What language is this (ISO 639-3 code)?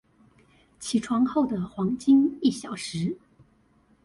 zho